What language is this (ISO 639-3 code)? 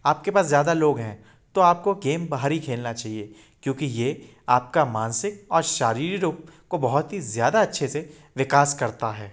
hin